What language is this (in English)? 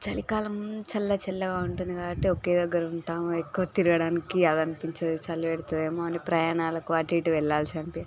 Telugu